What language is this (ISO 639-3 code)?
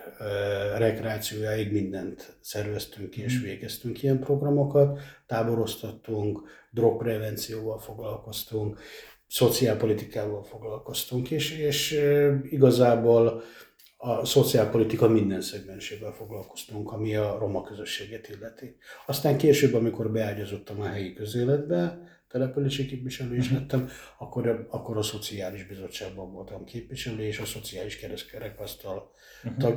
hun